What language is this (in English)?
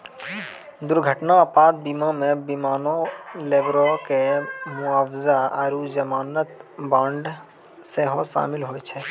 Maithili